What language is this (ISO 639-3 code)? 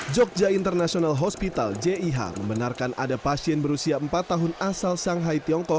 ind